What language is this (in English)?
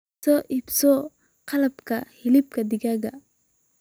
Somali